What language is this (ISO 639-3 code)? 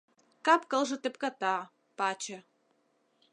chm